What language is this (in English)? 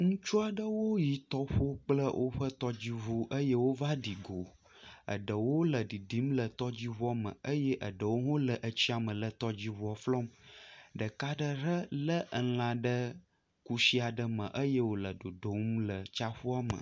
Ewe